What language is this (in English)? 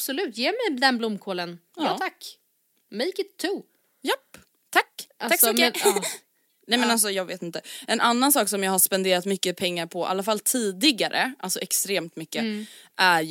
Swedish